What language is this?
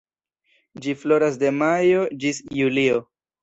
Esperanto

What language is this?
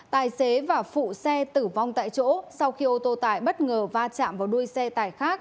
Vietnamese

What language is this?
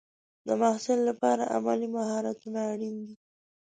Pashto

